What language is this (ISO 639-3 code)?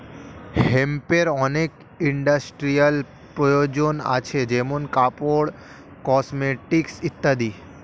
ben